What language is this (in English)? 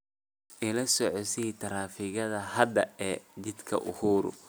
Somali